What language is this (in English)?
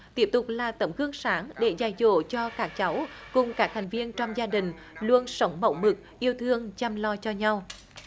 Vietnamese